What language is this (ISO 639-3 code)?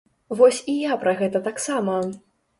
bel